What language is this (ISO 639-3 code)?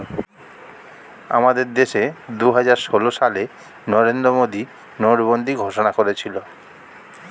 ben